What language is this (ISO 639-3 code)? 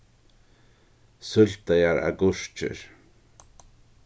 fao